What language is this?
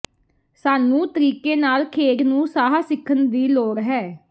Punjabi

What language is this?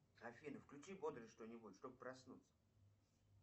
Russian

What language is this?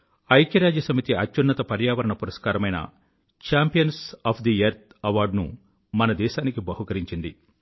Telugu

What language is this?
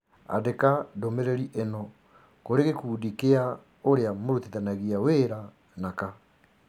Kikuyu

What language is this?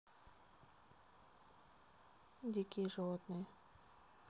Russian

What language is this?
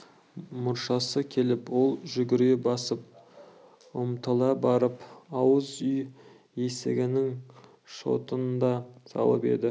Kazakh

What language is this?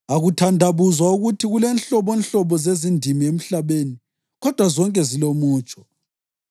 North Ndebele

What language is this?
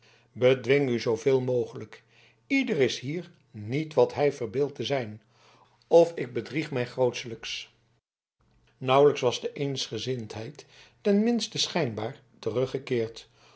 Dutch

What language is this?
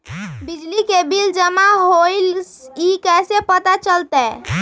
Magahi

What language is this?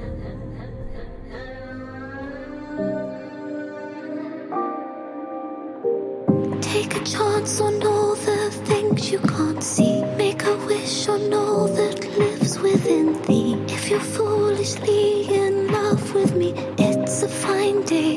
German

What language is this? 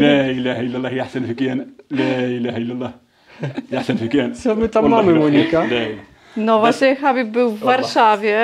Polish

